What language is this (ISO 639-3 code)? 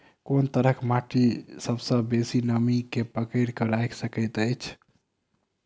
mai